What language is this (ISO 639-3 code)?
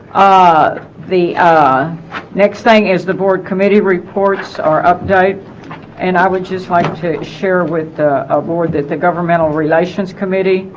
eng